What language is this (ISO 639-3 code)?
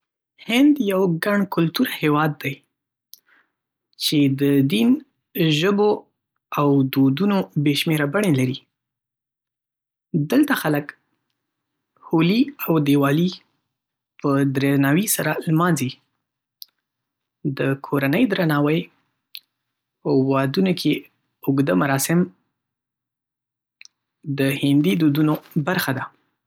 pus